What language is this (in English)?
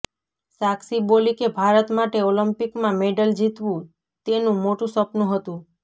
Gujarati